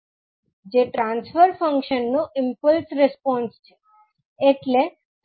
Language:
Gujarati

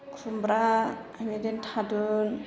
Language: Bodo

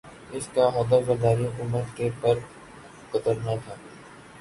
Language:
Urdu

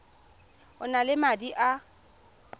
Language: Tswana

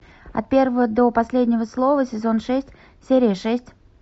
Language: Russian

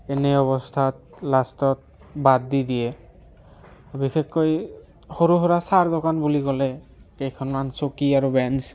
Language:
Assamese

